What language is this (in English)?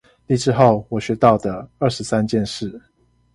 Chinese